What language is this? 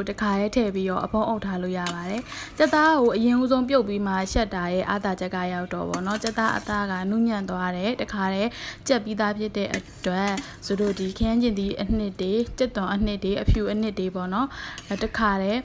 Thai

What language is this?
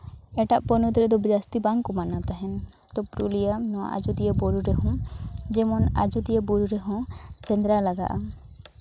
Santali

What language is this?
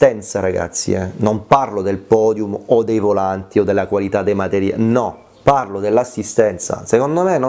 Italian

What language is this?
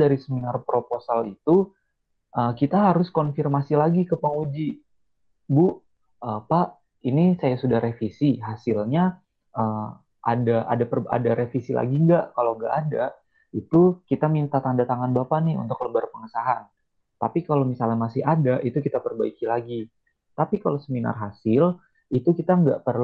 Indonesian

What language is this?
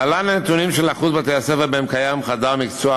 Hebrew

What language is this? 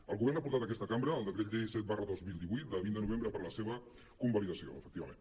Catalan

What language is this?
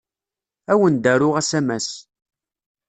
Kabyle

